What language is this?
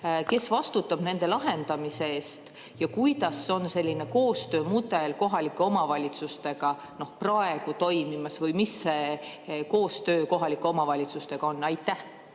Estonian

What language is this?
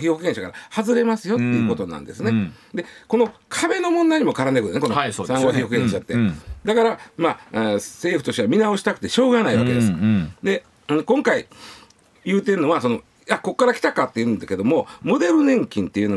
Japanese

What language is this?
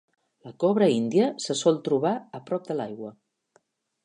Catalan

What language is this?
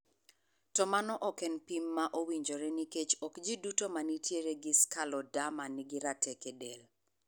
Luo (Kenya and Tanzania)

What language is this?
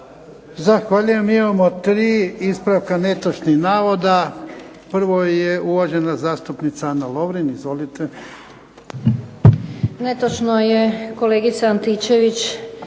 Croatian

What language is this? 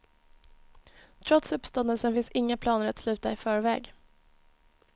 Swedish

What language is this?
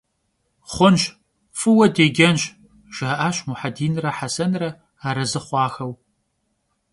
Kabardian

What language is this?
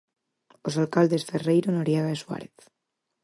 Galician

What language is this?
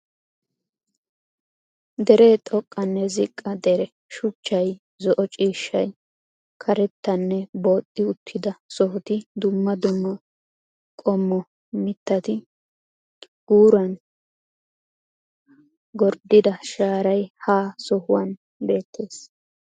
Wolaytta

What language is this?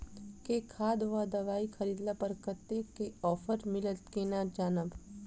Maithili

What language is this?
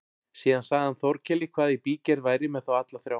Icelandic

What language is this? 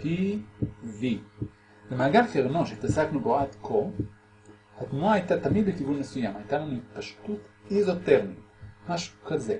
Hebrew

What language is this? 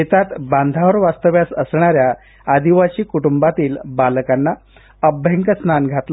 Marathi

